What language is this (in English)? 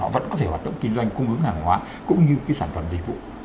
Vietnamese